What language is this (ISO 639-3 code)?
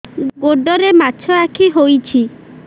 ori